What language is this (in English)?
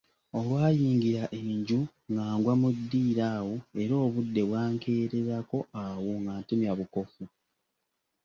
Ganda